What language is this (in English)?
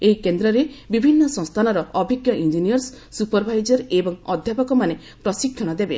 Odia